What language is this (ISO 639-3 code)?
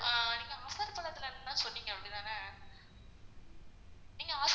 tam